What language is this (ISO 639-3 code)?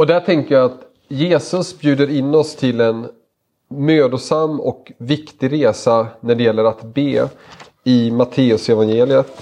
swe